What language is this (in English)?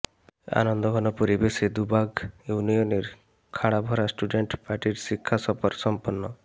Bangla